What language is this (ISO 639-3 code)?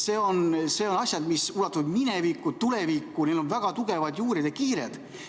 est